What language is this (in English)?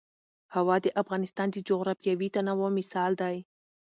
Pashto